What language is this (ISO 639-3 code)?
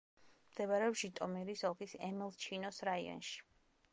kat